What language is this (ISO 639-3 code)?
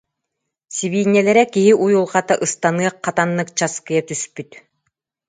sah